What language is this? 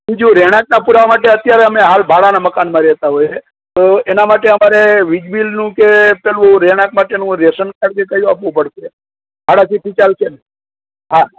Gujarati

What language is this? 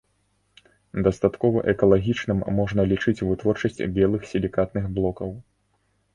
Belarusian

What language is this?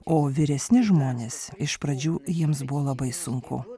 Lithuanian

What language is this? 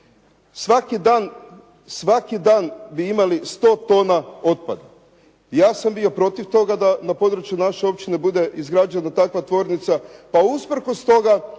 Croatian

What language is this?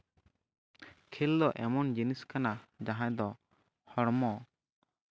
Santali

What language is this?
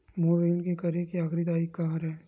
Chhattisgarhi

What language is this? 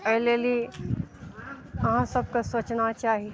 Maithili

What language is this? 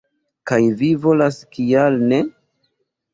Esperanto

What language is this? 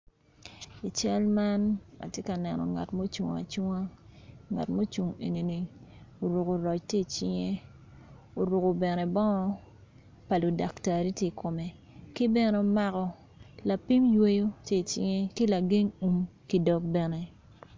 Acoli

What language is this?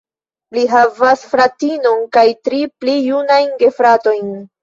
Esperanto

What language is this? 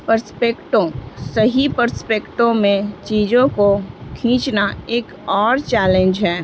Urdu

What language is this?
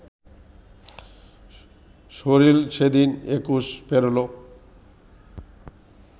Bangla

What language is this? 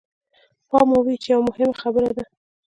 Pashto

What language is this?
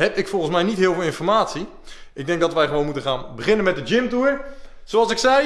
Dutch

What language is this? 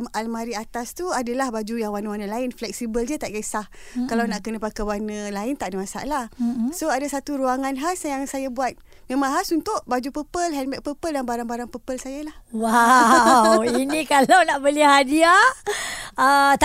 Malay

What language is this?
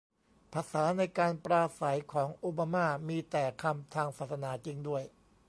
Thai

